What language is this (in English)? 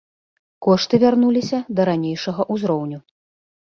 Belarusian